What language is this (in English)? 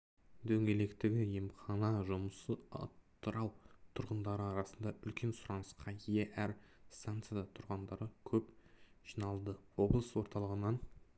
Kazakh